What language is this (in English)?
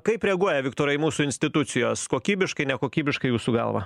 Lithuanian